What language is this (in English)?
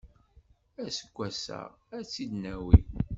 Kabyle